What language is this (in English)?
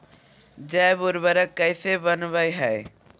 Magahi